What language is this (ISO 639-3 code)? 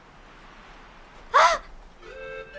jpn